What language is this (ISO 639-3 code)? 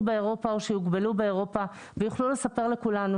heb